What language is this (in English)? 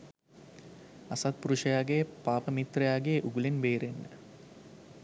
Sinhala